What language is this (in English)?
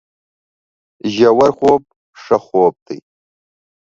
Pashto